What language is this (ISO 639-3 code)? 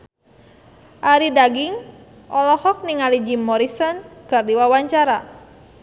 sun